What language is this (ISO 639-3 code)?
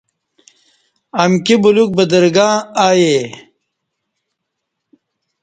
bsh